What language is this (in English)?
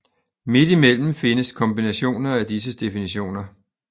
Danish